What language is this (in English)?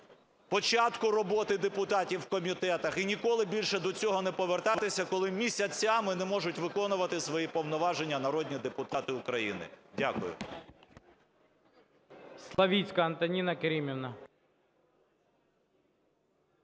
Ukrainian